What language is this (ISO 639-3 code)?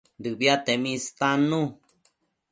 mcf